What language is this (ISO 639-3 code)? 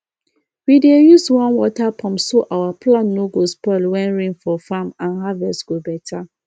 pcm